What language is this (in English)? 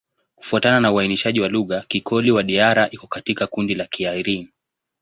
Swahili